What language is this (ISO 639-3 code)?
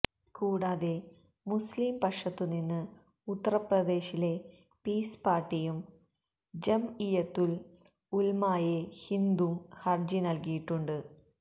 mal